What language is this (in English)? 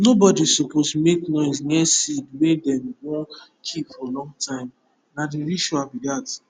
Nigerian Pidgin